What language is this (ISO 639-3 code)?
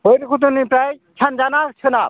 brx